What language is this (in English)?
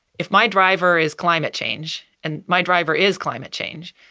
English